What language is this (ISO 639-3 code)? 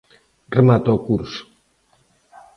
glg